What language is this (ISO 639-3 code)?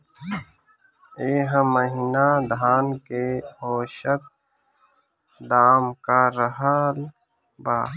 bho